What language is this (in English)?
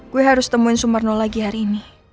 Indonesian